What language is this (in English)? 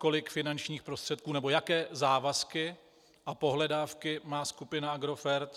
Czech